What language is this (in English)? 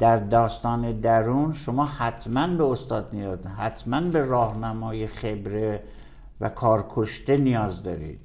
Persian